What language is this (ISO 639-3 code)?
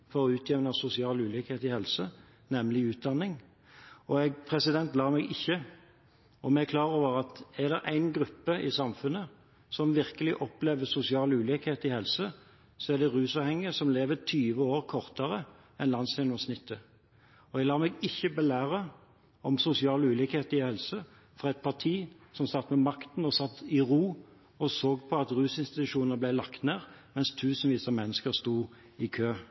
nob